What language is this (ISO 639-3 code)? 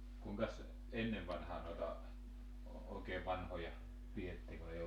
fin